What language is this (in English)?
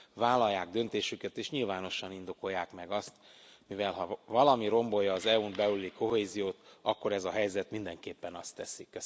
Hungarian